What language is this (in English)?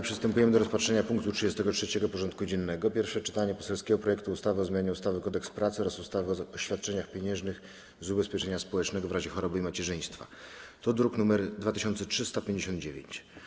Polish